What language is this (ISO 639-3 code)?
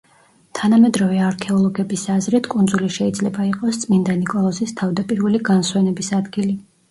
kat